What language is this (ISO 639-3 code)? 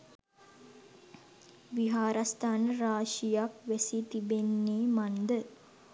sin